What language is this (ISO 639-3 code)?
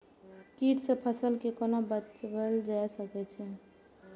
mai